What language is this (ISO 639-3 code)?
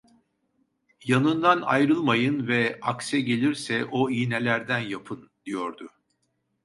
tur